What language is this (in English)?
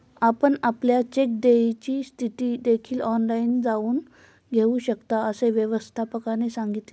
Marathi